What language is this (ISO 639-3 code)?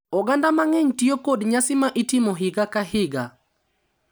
luo